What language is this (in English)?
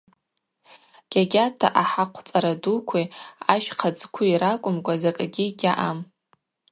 Abaza